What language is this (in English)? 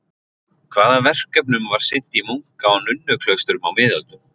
Icelandic